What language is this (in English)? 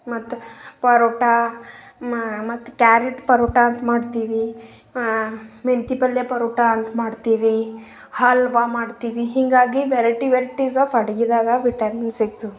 Kannada